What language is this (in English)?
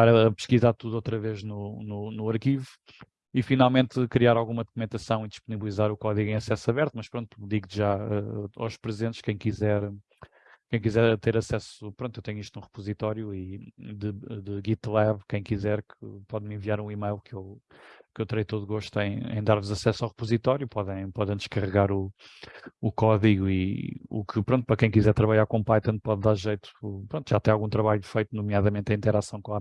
Portuguese